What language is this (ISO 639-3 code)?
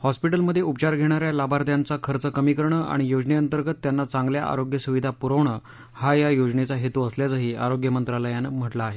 mar